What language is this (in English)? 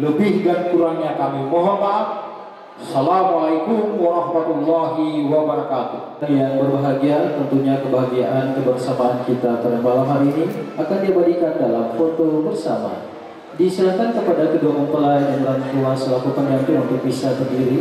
Indonesian